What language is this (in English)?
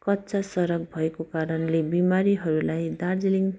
Nepali